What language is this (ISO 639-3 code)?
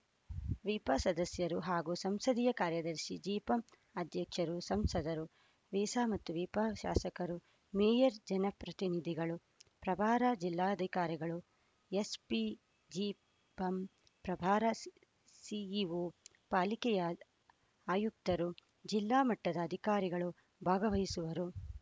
kan